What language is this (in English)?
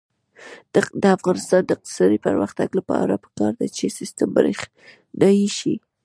Pashto